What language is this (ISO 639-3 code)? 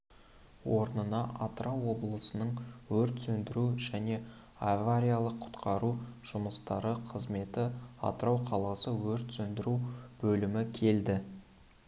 kaz